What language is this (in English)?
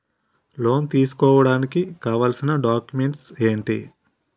Telugu